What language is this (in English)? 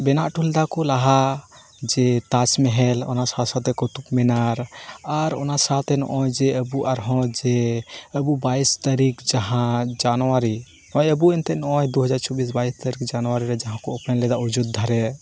Santali